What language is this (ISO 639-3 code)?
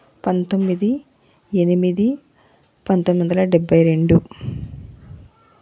tel